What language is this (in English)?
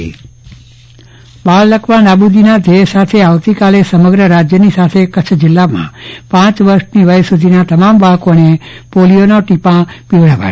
Gujarati